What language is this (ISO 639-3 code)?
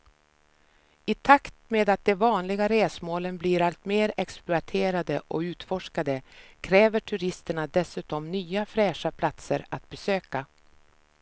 swe